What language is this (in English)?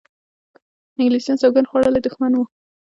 Pashto